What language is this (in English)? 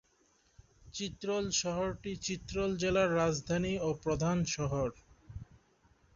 Bangla